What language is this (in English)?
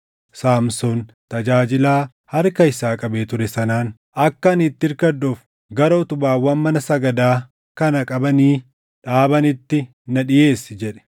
Oromo